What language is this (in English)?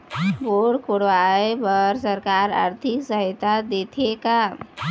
Chhattisgarhi